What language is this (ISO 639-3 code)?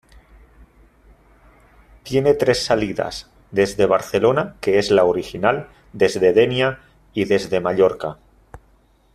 spa